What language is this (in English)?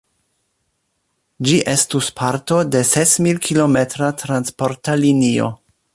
Esperanto